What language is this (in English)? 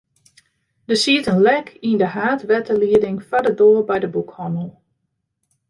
Western Frisian